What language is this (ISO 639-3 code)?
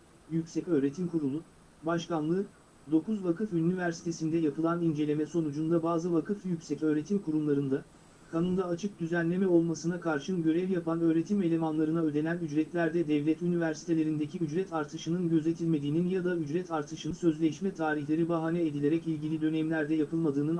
tur